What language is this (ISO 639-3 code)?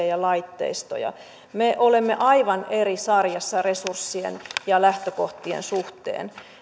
fin